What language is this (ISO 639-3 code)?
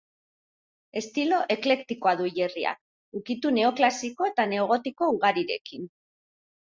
eus